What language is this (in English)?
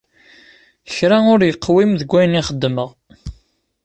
Kabyle